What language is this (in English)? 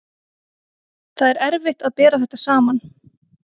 Icelandic